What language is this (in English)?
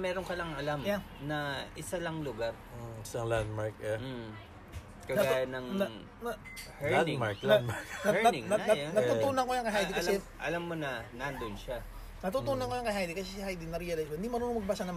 Filipino